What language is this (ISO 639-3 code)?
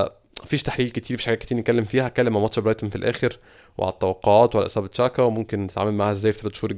ara